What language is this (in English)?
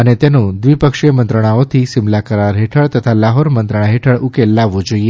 Gujarati